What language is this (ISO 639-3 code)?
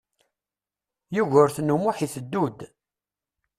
kab